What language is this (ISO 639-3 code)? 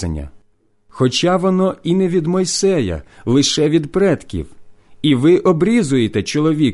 ukr